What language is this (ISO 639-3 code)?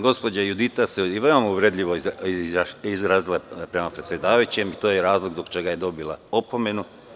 srp